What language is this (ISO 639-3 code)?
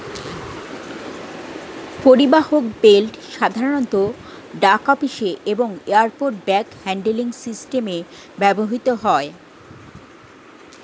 ben